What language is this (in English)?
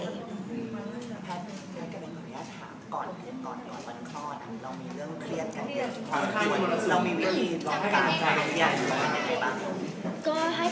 Thai